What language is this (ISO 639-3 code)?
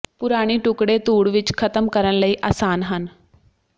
pan